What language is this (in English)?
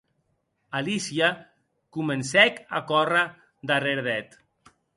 Occitan